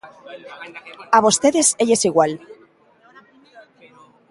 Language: Galician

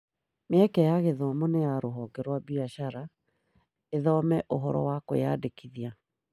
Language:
Kikuyu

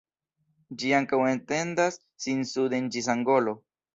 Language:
Esperanto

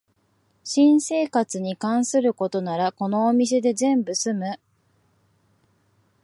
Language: Japanese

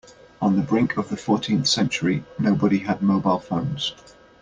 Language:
English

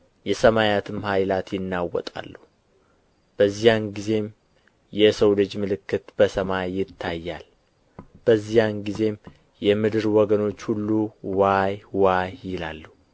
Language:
Amharic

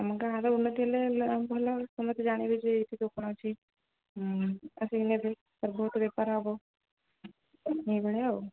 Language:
Odia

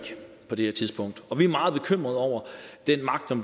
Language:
Danish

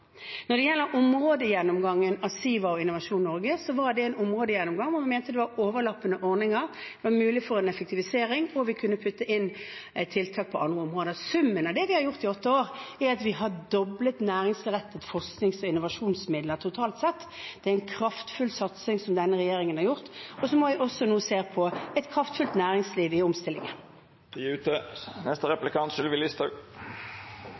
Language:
Norwegian Bokmål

